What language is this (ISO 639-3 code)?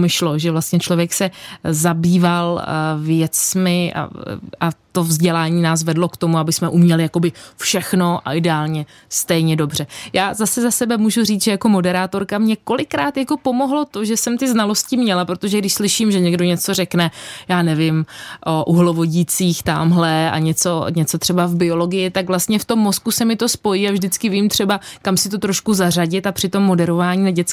ces